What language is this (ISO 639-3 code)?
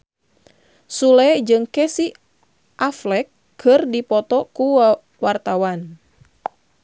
sun